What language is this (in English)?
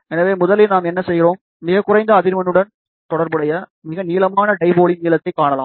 Tamil